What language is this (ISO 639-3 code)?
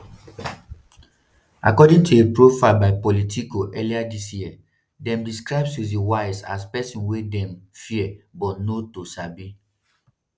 pcm